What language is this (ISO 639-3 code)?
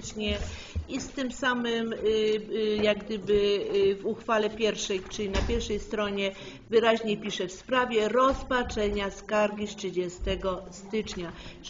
pol